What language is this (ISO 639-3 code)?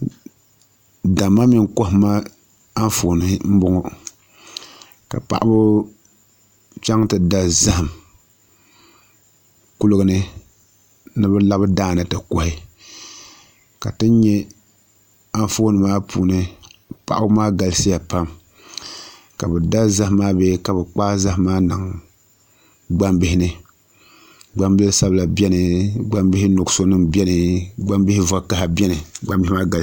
dag